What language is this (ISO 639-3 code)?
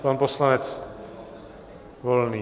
ces